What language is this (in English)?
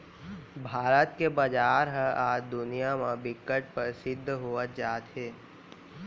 Chhattisgarhi